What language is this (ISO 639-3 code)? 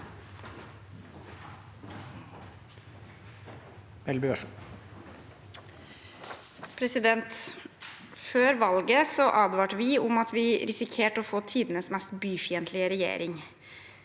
nor